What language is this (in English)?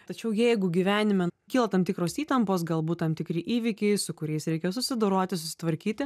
Lithuanian